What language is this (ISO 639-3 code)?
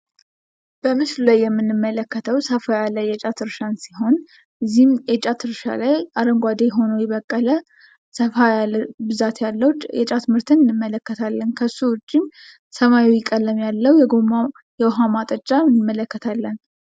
amh